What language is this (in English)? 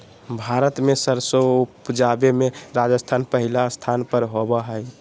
Magahi